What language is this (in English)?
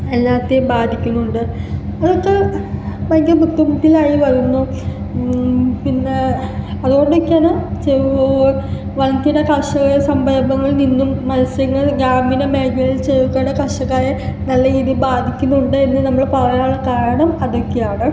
Malayalam